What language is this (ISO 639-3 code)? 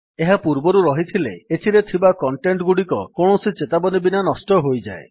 ori